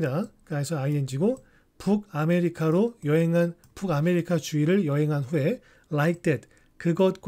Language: Korean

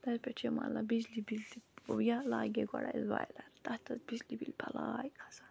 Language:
Kashmiri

